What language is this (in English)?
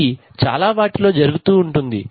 Telugu